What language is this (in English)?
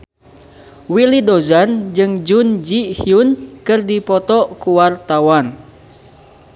Sundanese